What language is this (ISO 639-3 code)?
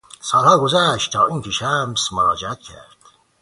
fas